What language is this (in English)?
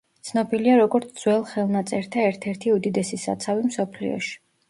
Georgian